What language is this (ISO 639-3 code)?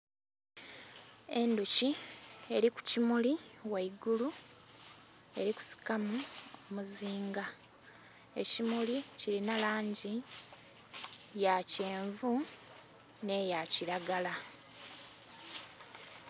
xog